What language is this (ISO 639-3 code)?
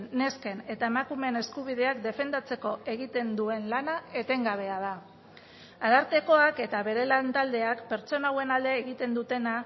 eus